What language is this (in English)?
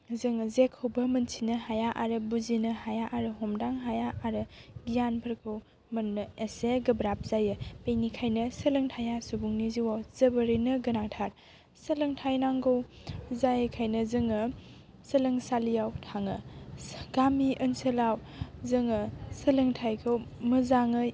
Bodo